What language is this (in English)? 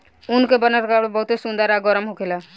Bhojpuri